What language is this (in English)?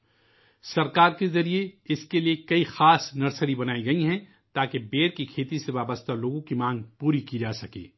Urdu